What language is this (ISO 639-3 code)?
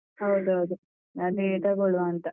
kan